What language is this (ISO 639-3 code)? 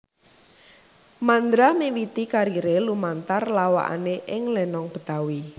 jav